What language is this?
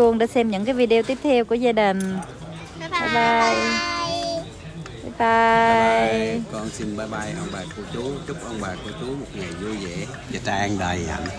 Vietnamese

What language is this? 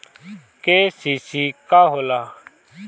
Bhojpuri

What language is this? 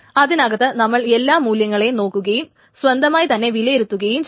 Malayalam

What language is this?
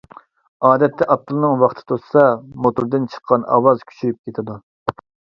Uyghur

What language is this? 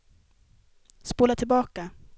Swedish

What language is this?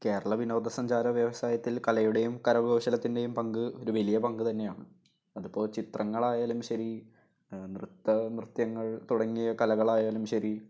Malayalam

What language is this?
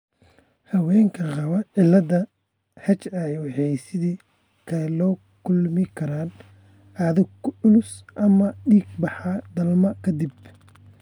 Somali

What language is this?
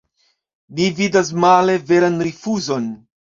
Esperanto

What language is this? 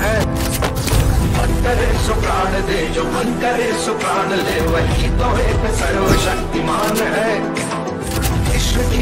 Arabic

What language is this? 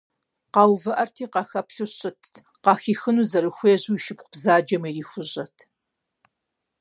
Kabardian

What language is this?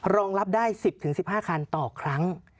Thai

